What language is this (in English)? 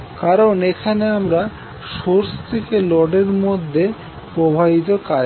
Bangla